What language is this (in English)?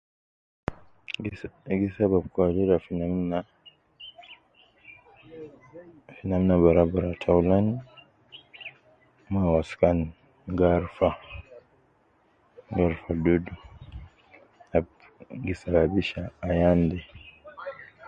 Nubi